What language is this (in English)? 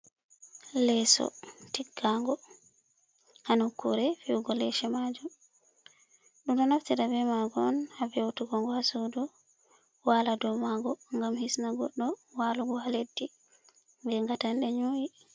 Fula